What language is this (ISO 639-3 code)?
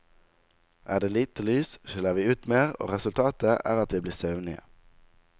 nor